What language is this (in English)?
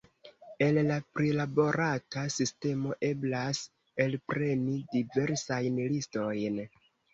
Esperanto